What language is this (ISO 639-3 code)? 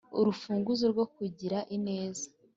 kin